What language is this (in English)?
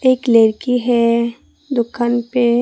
Hindi